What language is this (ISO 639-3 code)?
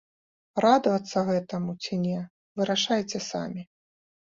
bel